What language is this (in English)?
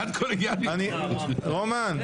Hebrew